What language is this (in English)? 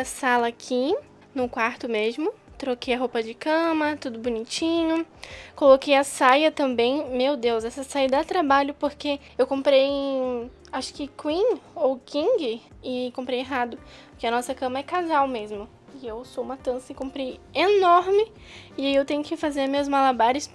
Portuguese